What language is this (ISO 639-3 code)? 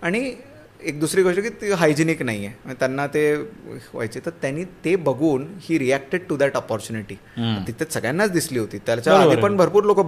mar